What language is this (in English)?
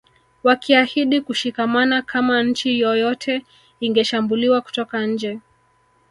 Swahili